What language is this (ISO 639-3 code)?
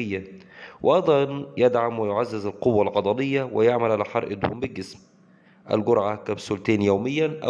ara